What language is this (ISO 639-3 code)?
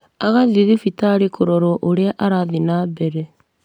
kik